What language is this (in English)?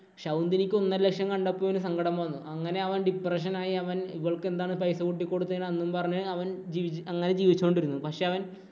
Malayalam